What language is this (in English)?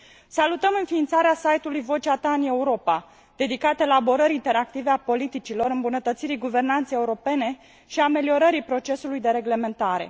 Romanian